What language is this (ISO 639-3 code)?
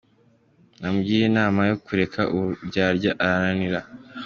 kin